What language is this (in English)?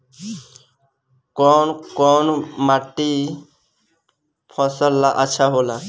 Bhojpuri